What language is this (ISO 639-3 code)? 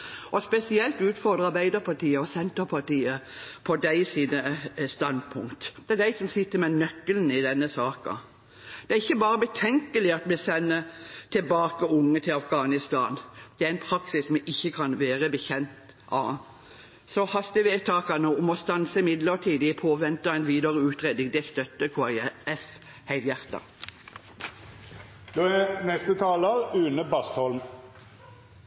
nob